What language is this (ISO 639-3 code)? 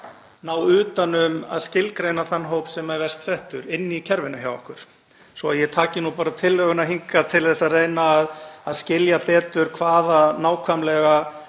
isl